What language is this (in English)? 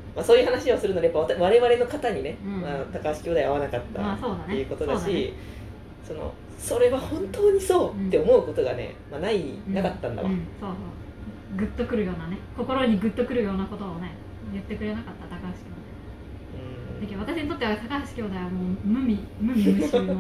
Japanese